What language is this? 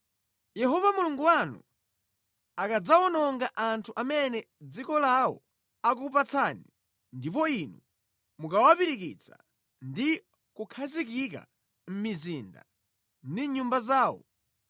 Nyanja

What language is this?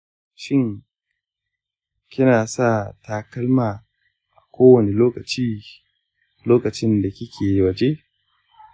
Hausa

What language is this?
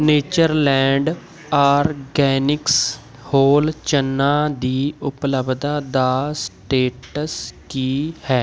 Punjabi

